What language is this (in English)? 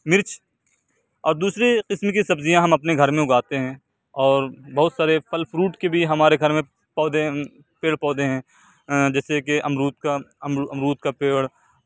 Urdu